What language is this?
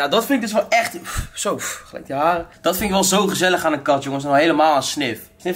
Dutch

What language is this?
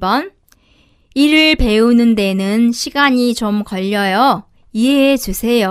Korean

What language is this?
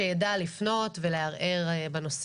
Hebrew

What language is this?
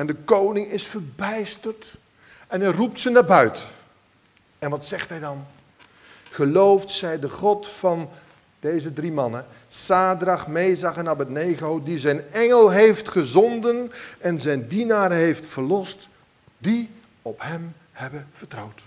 Dutch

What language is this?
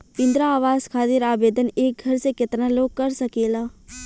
Bhojpuri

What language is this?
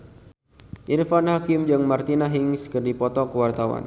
Sundanese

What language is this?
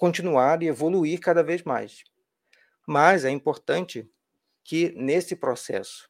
Portuguese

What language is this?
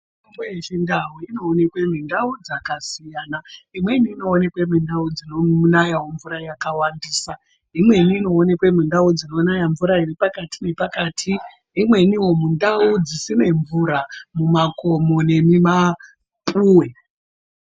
Ndau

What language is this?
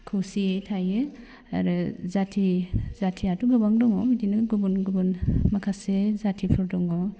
Bodo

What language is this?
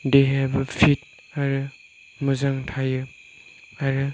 Bodo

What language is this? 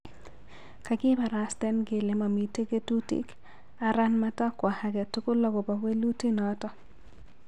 Kalenjin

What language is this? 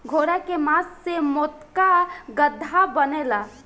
Bhojpuri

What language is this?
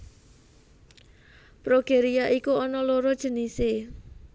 Javanese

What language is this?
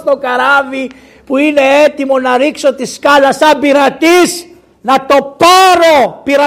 Greek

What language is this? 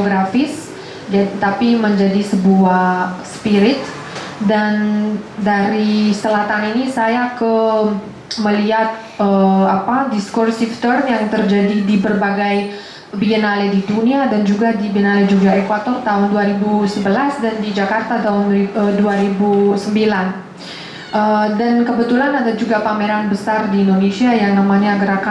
Indonesian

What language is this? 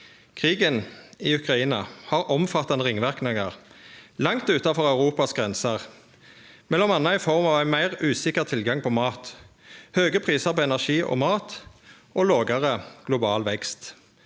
Norwegian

